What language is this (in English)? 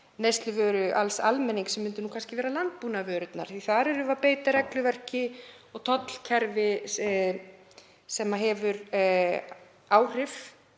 Icelandic